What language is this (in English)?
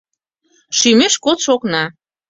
Mari